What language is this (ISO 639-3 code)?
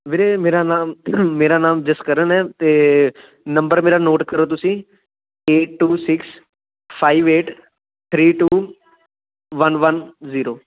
pan